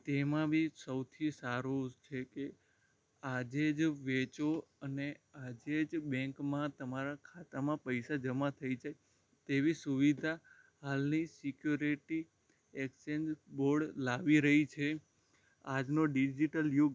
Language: Gujarati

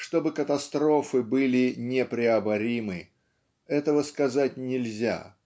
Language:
Russian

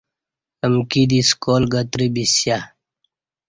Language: Kati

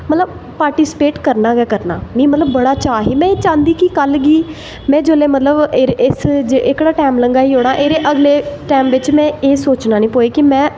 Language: Dogri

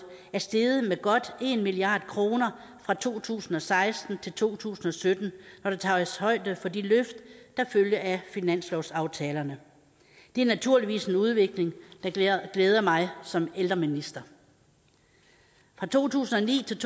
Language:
Danish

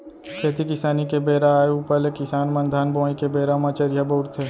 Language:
Chhattisgarhi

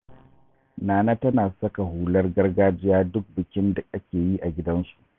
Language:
Hausa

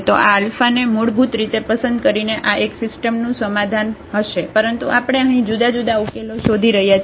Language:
Gujarati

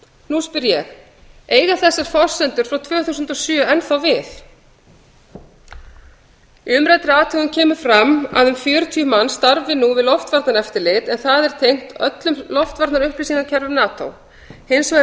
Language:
Icelandic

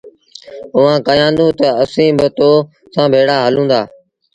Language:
Sindhi Bhil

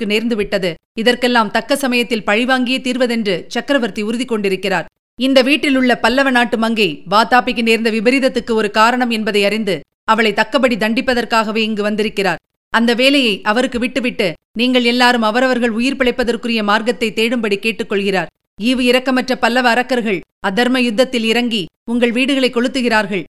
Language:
Tamil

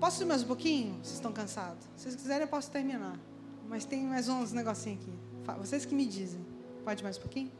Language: Portuguese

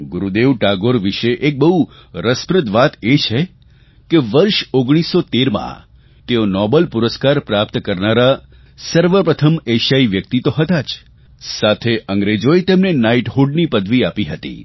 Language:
Gujarati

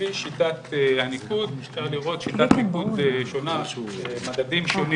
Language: Hebrew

